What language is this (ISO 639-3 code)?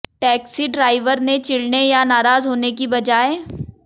hin